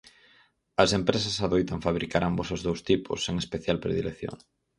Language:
Galician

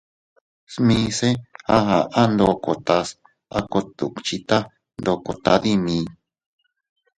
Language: Teutila Cuicatec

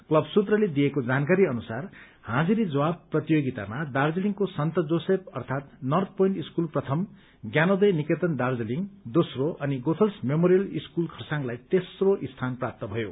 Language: Nepali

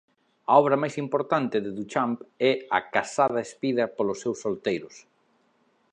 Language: Galician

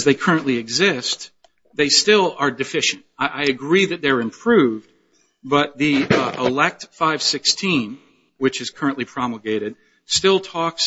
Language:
English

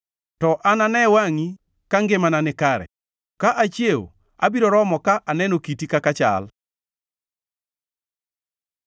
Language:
Luo (Kenya and Tanzania)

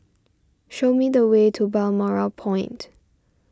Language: English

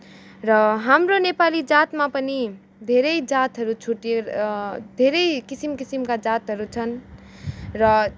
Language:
Nepali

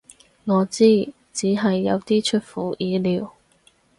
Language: Cantonese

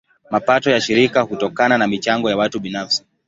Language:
Swahili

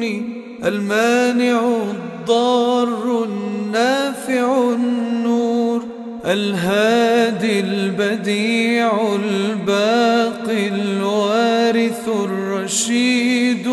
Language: Arabic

